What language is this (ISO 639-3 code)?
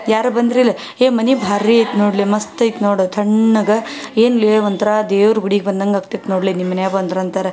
kan